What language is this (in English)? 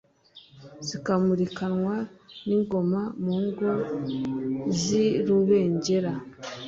Kinyarwanda